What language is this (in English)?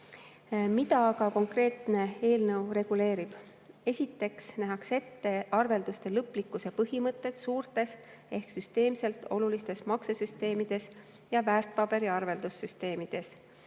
Estonian